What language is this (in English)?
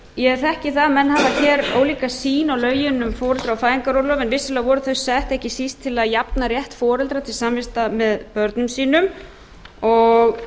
Icelandic